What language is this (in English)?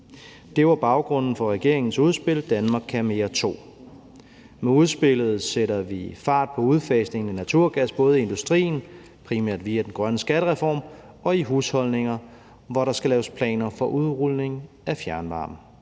Danish